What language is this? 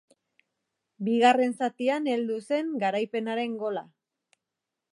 Basque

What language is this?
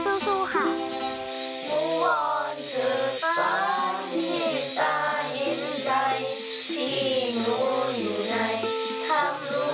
Thai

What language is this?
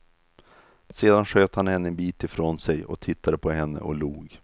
Swedish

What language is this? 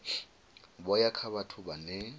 Venda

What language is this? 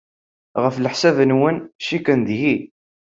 Kabyle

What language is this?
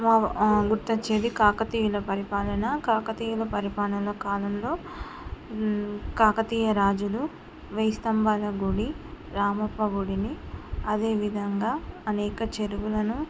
Telugu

